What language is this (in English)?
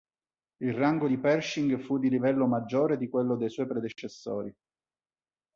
Italian